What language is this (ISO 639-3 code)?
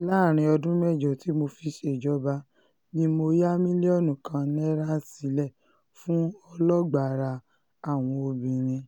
yor